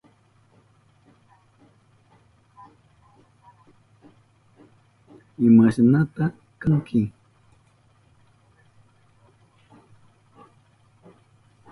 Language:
Southern Pastaza Quechua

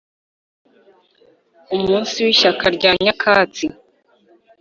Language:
Kinyarwanda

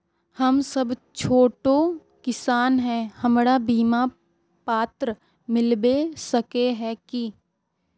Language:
Magahi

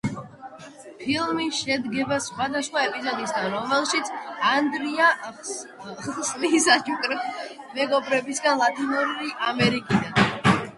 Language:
Georgian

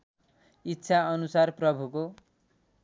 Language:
Nepali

